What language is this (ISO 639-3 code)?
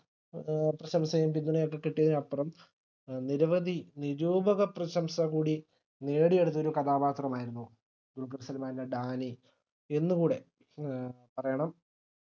mal